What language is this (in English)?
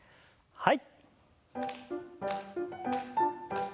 Japanese